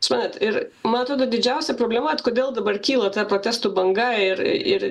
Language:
Lithuanian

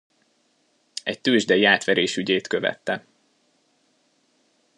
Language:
Hungarian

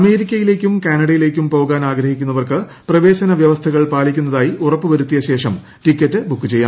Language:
Malayalam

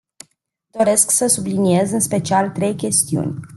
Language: Romanian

